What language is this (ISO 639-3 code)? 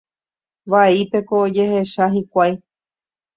grn